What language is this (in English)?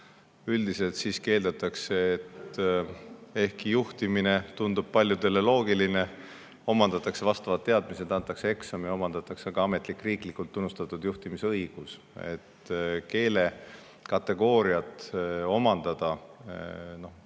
Estonian